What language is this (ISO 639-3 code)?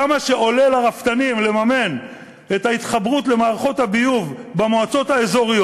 heb